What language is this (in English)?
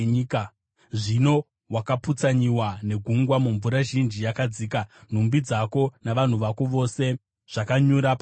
Shona